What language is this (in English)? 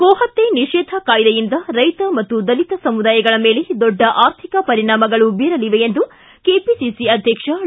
Kannada